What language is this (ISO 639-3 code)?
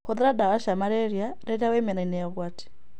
kik